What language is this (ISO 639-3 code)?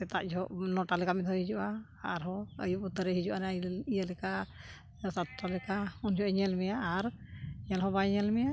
sat